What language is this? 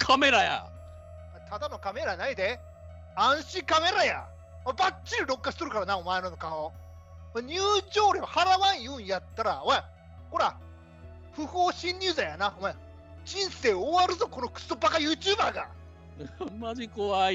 Japanese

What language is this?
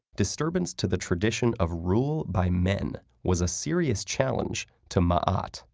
English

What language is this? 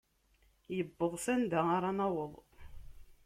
Kabyle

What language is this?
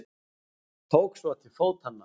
Icelandic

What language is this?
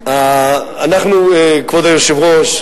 Hebrew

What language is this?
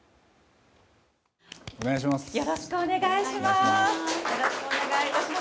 Japanese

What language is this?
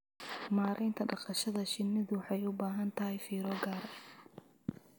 Somali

